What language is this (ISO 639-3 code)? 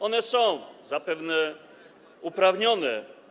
pol